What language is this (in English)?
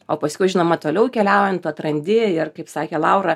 Lithuanian